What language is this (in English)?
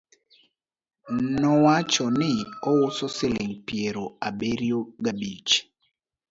Luo (Kenya and Tanzania)